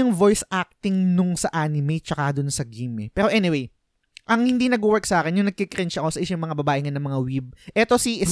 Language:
Filipino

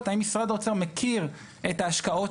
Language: Hebrew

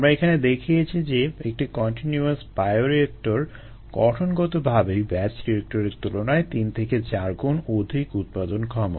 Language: Bangla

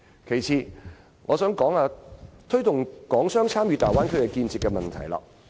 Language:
Cantonese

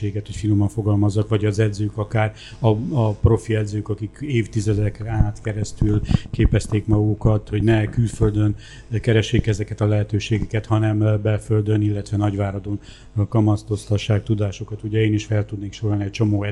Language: Hungarian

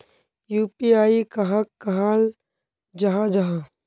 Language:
Magahi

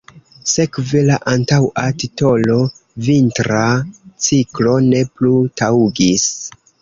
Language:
Esperanto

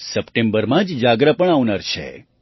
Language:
Gujarati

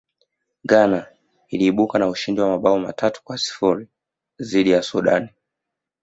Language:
Swahili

